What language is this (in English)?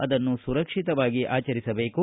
Kannada